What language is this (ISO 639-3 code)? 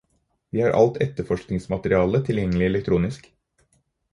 nob